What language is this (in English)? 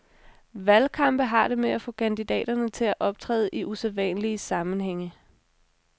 Danish